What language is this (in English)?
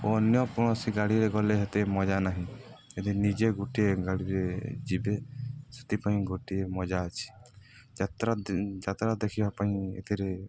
Odia